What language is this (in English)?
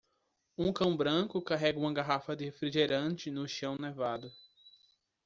Portuguese